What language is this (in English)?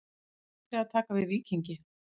Icelandic